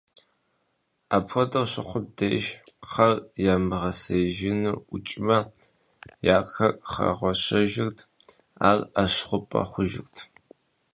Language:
Kabardian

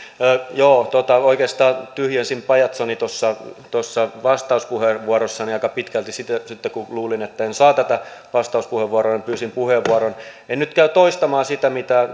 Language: Finnish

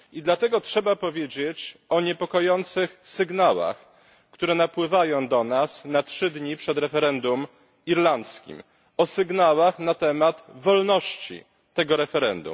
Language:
Polish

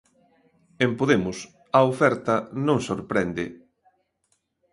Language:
Galician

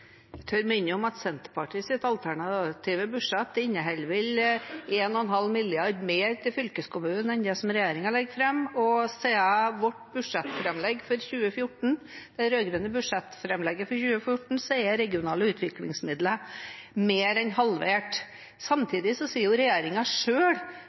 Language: Norwegian Bokmål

